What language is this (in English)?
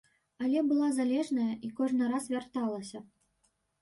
Belarusian